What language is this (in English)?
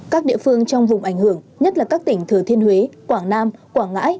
Vietnamese